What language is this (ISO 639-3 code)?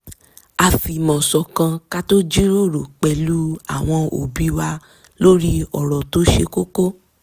yor